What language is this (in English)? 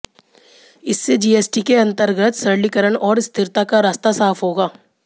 Hindi